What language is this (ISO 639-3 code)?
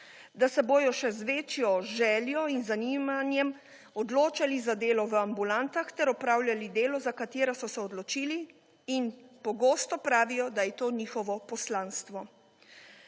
slv